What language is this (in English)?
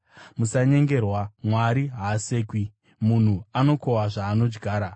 Shona